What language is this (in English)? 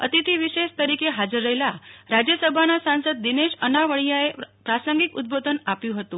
Gujarati